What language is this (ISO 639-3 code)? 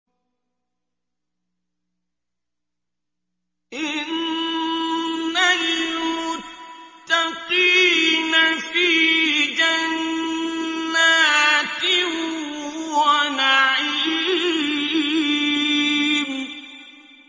ara